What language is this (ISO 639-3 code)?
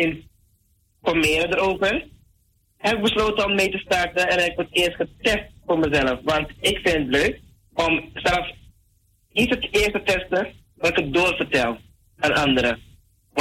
nld